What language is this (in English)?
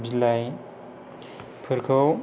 Bodo